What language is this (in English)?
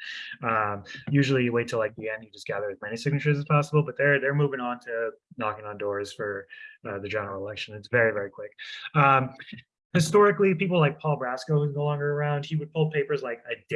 English